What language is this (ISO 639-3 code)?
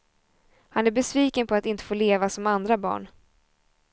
swe